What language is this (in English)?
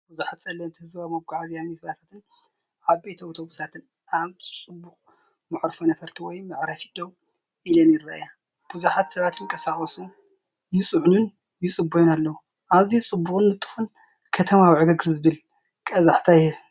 Tigrinya